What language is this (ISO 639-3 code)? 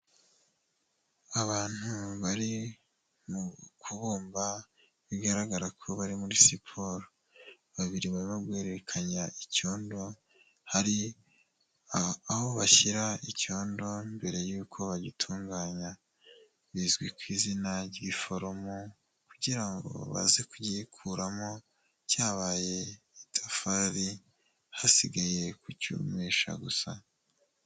kin